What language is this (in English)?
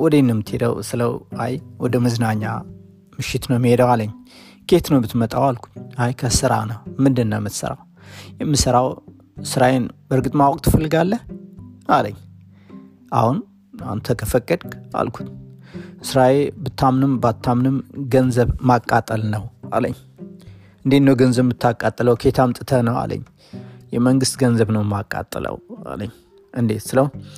Amharic